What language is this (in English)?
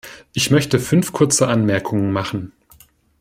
German